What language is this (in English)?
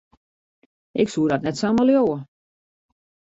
Western Frisian